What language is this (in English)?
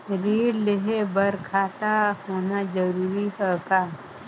Chhattisgarhi